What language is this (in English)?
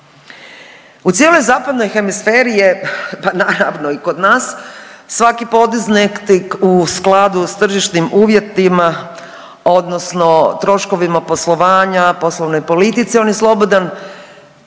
Croatian